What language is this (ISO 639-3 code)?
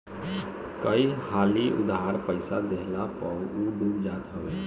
bho